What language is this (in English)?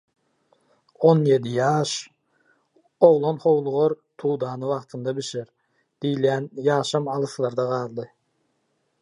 Turkmen